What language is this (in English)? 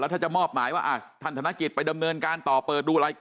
Thai